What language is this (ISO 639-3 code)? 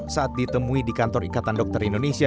ind